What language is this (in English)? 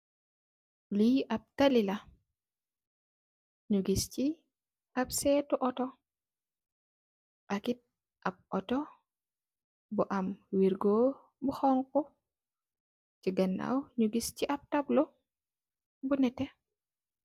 Wolof